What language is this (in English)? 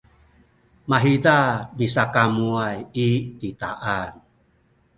Sakizaya